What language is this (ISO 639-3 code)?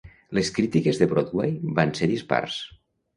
cat